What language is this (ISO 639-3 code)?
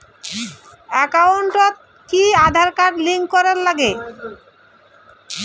ben